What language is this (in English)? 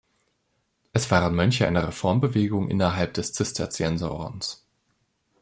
German